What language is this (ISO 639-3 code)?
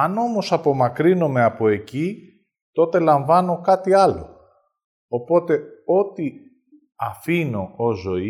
ell